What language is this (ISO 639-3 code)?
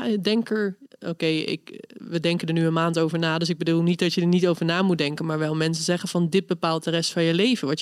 nld